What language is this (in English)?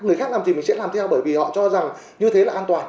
Vietnamese